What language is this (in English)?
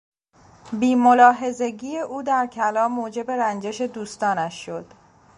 Persian